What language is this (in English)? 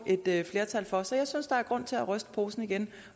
Danish